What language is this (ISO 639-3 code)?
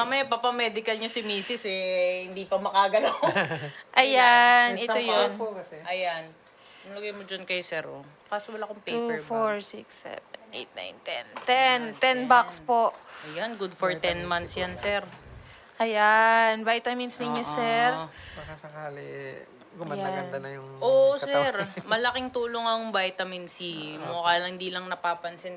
fil